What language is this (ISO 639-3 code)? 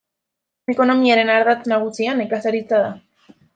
eus